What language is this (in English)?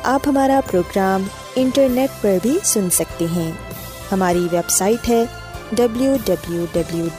Urdu